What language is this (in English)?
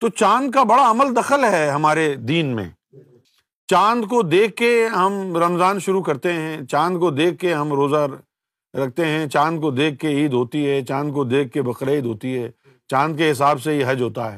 Urdu